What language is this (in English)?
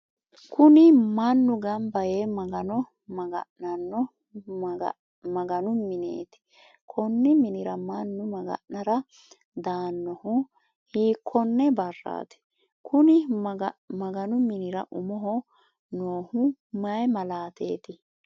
Sidamo